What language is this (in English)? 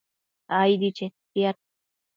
Matsés